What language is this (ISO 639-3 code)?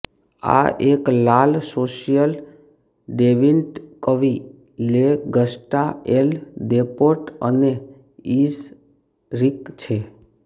guj